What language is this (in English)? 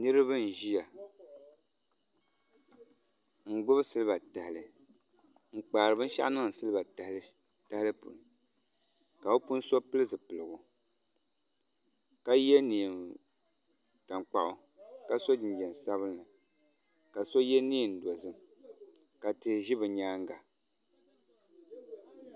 Dagbani